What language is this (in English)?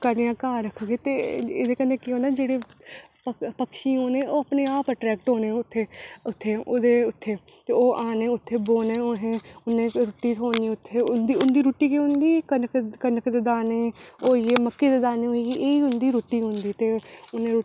Dogri